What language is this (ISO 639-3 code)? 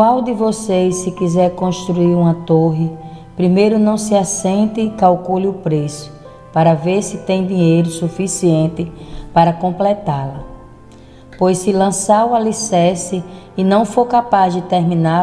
por